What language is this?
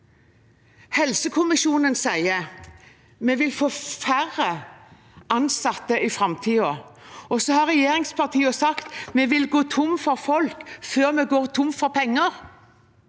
Norwegian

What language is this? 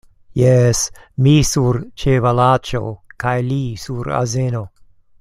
Esperanto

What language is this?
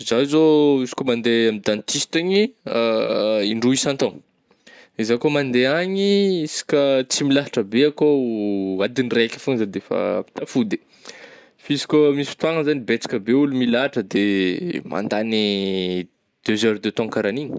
Northern Betsimisaraka Malagasy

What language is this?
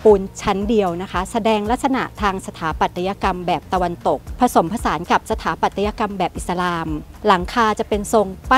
Thai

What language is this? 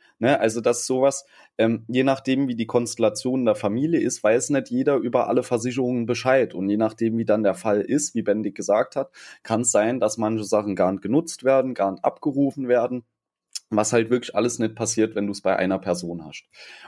German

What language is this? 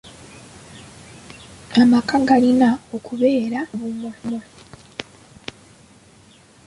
Ganda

